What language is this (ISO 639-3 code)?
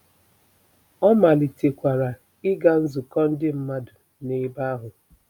ibo